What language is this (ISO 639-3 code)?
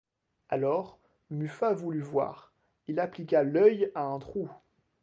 fra